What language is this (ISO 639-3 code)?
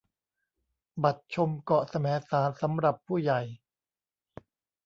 tha